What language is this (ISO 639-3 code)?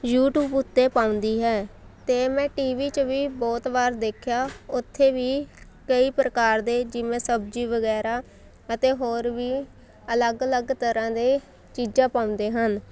pan